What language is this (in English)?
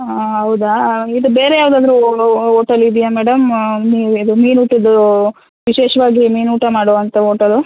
Kannada